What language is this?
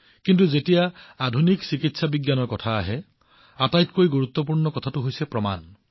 Assamese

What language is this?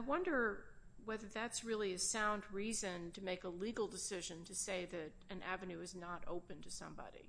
English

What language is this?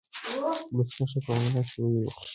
Pashto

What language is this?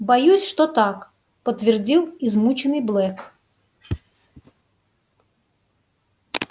Russian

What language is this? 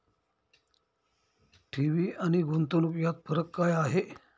Marathi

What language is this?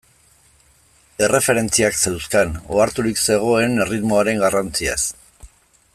Basque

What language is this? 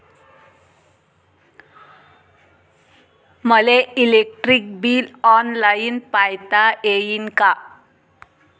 Marathi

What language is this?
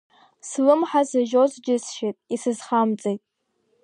Abkhazian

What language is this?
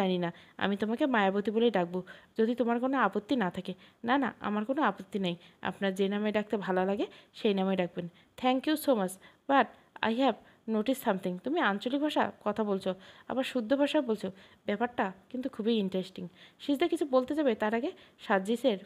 Bangla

